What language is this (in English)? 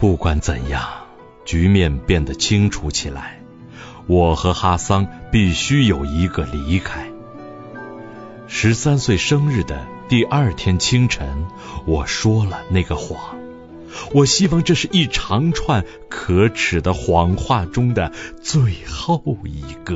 Chinese